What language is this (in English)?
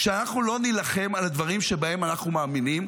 Hebrew